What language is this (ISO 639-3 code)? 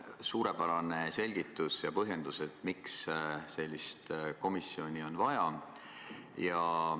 est